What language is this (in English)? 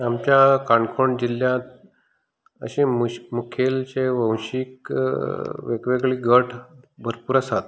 Konkani